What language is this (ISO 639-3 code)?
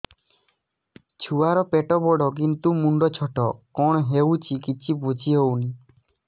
ori